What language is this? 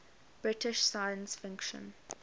English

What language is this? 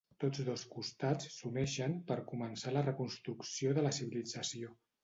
Catalan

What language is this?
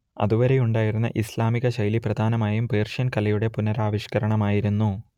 Malayalam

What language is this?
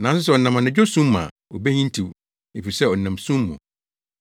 Akan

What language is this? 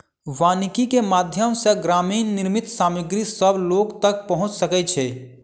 Maithili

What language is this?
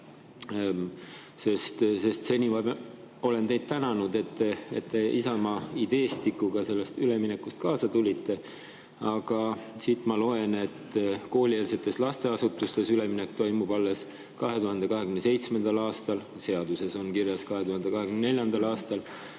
Estonian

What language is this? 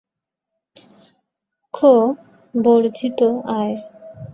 Bangla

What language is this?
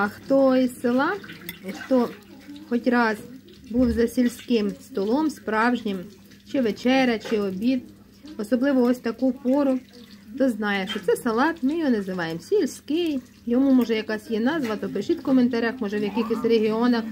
Ukrainian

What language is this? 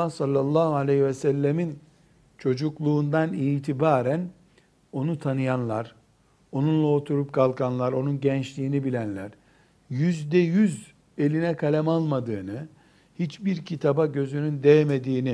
Turkish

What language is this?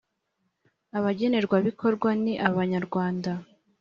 Kinyarwanda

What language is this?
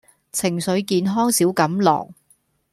Cantonese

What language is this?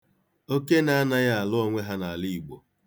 Igbo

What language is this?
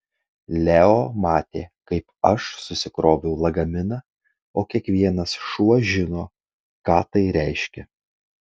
Lithuanian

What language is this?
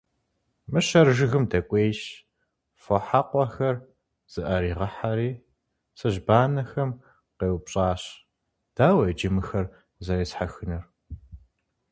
Kabardian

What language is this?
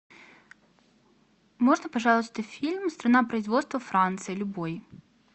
Russian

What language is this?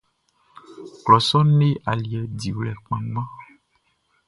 Baoulé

